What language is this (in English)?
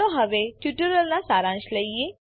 Gujarati